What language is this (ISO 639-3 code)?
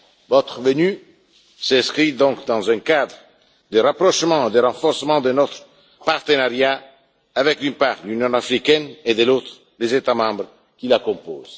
fra